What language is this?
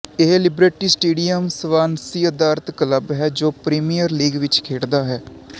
Punjabi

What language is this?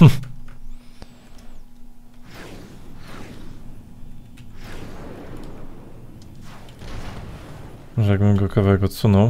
Polish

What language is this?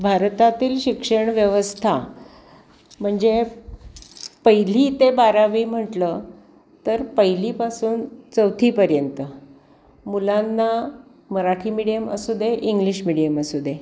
Marathi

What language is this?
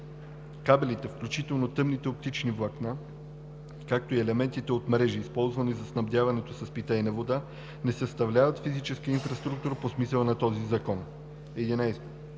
Bulgarian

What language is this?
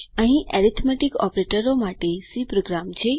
Gujarati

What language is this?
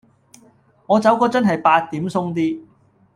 Cantonese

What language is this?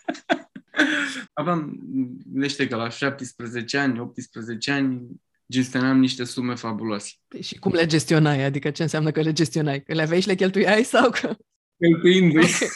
Romanian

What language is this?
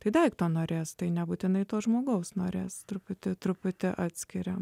Lithuanian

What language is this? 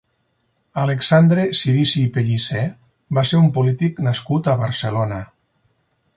Catalan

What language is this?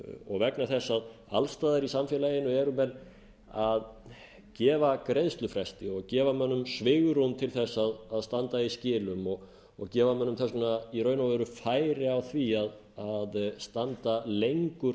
Icelandic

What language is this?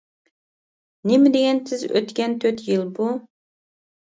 Uyghur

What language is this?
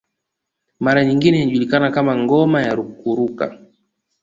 Swahili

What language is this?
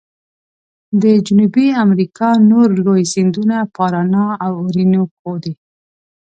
Pashto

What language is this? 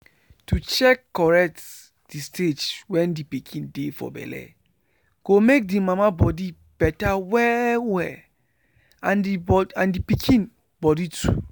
Nigerian Pidgin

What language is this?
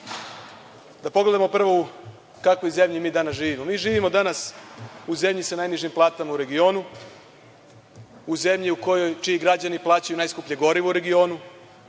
Serbian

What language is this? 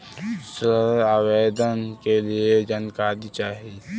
Bhojpuri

